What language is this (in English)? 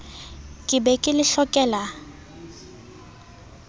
Southern Sotho